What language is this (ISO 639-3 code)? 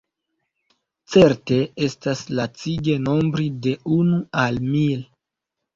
epo